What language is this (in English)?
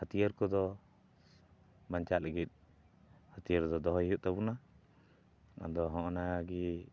Santali